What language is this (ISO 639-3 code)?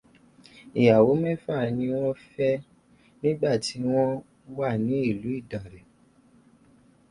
yor